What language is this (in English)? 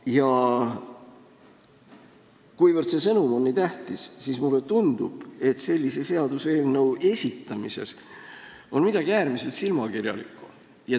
Estonian